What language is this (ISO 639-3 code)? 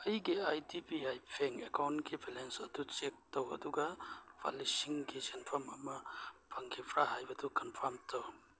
mni